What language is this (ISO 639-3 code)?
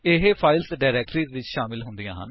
pan